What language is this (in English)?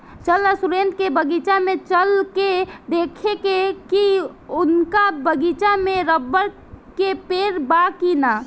Bhojpuri